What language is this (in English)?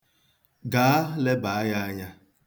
Igbo